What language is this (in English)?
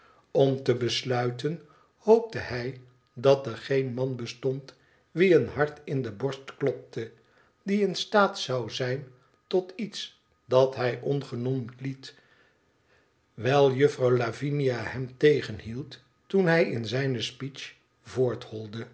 Dutch